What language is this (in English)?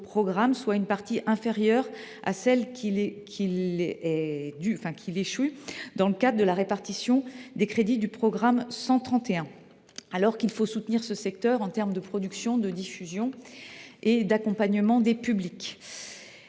French